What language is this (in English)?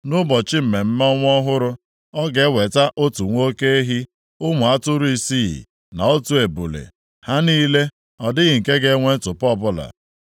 Igbo